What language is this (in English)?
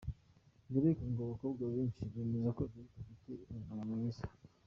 Kinyarwanda